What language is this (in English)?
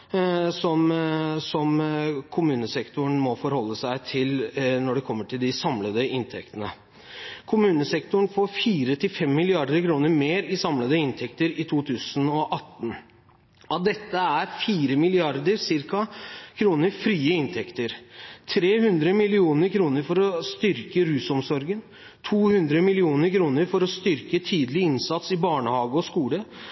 Norwegian Bokmål